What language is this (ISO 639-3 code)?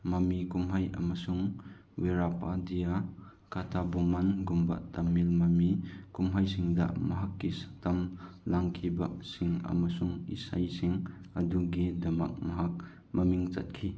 mni